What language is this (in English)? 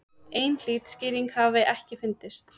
Icelandic